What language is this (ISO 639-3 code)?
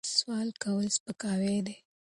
pus